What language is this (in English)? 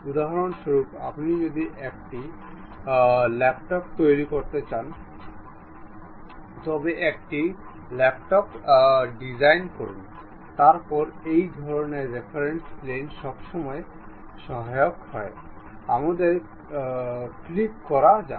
Bangla